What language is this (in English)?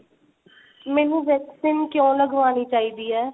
Punjabi